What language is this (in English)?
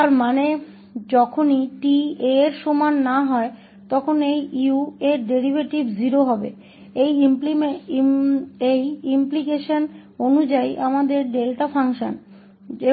Hindi